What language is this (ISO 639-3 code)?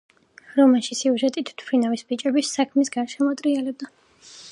kat